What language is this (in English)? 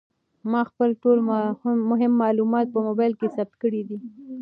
Pashto